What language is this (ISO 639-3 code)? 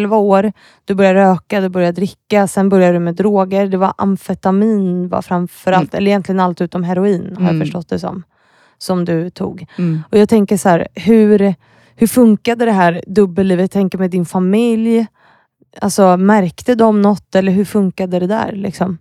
swe